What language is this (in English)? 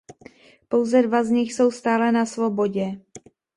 Czech